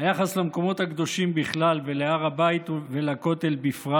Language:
Hebrew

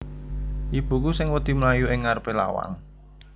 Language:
Javanese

